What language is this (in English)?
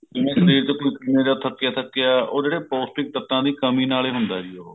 Punjabi